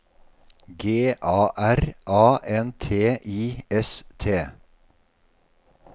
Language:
Norwegian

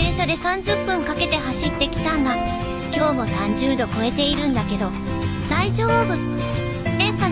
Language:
Japanese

